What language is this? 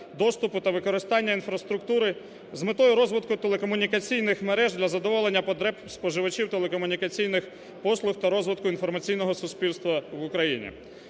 Ukrainian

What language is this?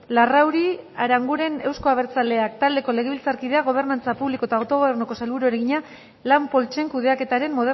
Basque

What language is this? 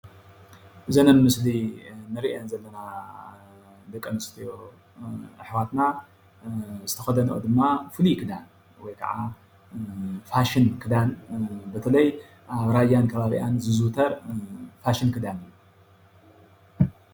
Tigrinya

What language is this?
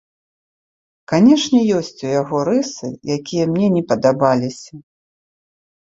Belarusian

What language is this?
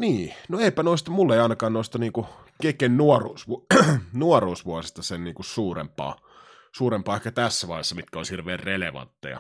Finnish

